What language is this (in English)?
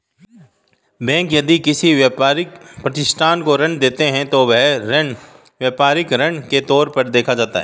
Hindi